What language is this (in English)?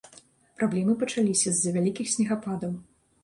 Belarusian